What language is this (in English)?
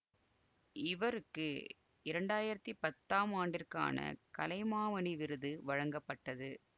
Tamil